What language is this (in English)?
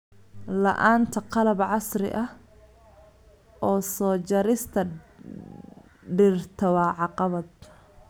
Somali